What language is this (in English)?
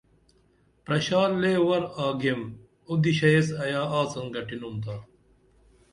Dameli